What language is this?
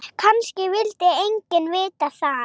Icelandic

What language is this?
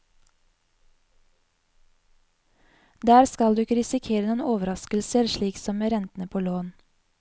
Norwegian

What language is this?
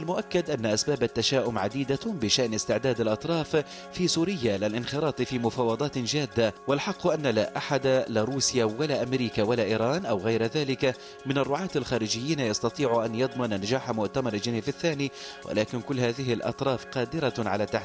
Arabic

